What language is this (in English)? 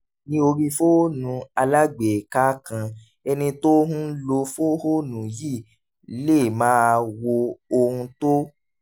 Yoruba